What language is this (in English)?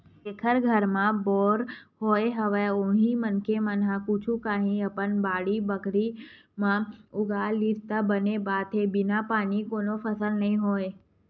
Chhattisgarhi